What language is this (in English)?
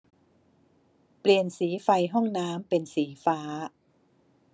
Thai